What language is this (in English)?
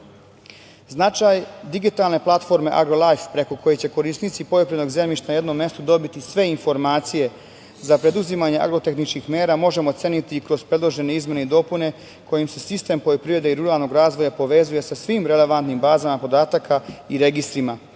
Serbian